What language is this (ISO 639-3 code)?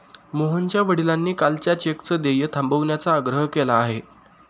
mar